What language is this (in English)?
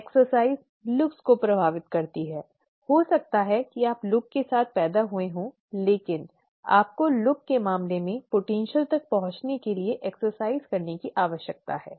Hindi